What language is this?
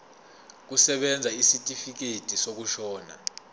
Zulu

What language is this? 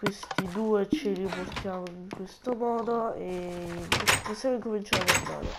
Italian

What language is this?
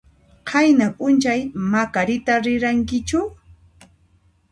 Puno Quechua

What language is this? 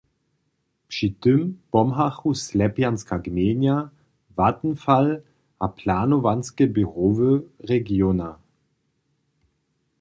Upper Sorbian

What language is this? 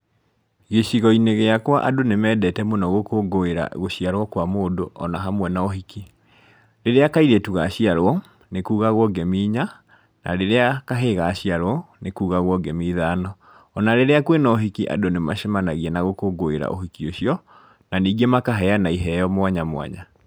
Kikuyu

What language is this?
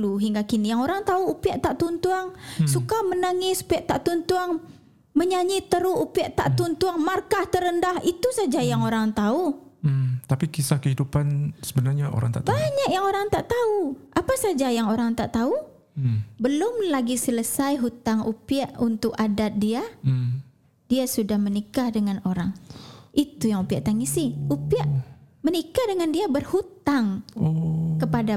Malay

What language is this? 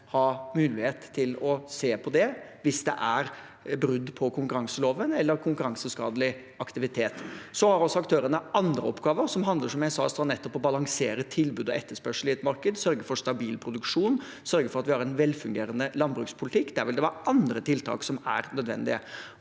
Norwegian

